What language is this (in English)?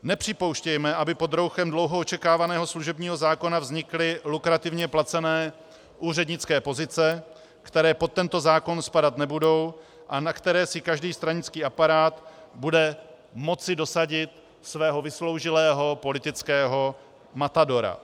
Czech